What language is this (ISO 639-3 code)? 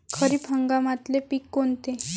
mar